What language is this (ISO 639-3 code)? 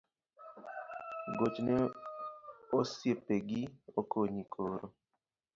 luo